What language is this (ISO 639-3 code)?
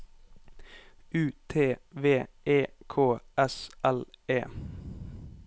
nor